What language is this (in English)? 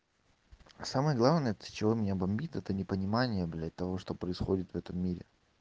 Russian